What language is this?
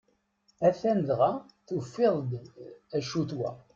Kabyle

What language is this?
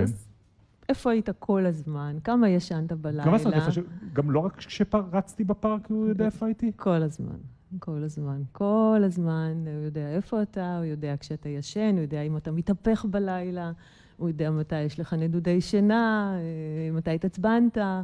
Hebrew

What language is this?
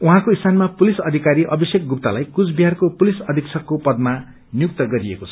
Nepali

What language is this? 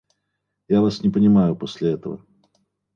Russian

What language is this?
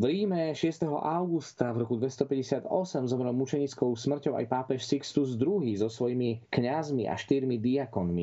Slovak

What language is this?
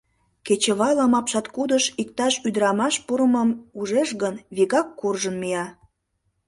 Mari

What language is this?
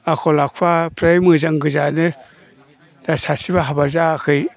Bodo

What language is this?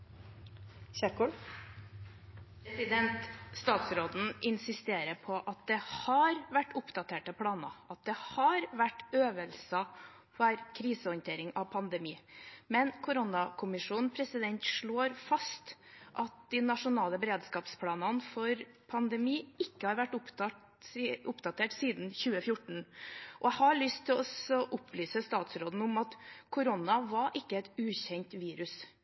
Norwegian Bokmål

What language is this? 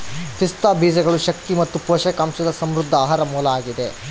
Kannada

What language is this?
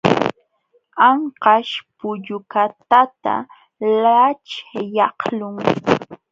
Jauja Wanca Quechua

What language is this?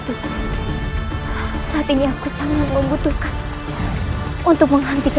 Indonesian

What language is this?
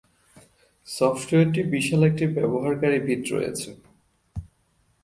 Bangla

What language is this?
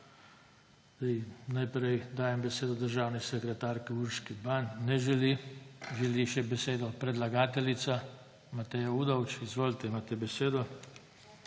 Slovenian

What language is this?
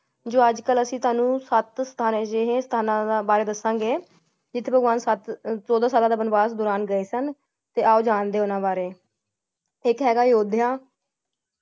Punjabi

